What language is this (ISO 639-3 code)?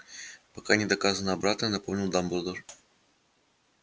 rus